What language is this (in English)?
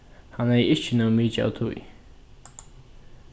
Faroese